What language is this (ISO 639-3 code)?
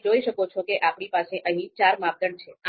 guj